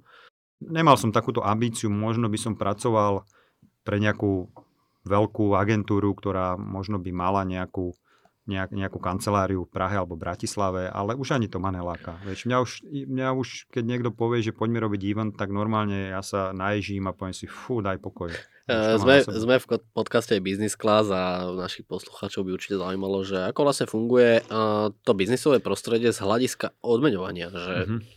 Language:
Slovak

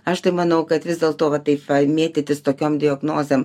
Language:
Lithuanian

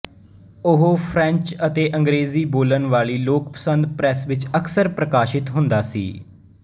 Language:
Punjabi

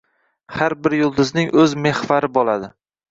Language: Uzbek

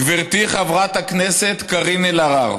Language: Hebrew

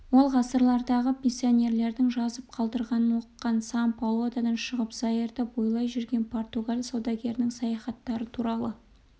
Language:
Kazakh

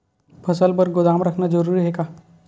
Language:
Chhattisgarhi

